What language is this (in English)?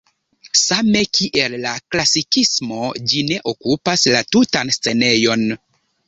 Esperanto